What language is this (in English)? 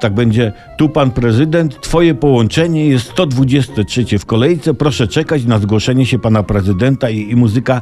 Polish